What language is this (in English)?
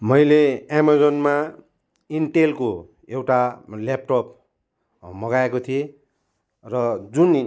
Nepali